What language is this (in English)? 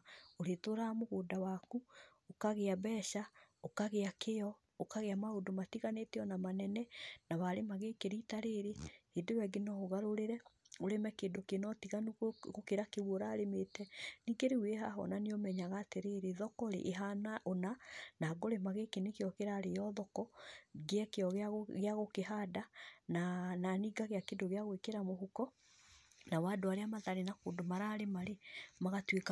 Kikuyu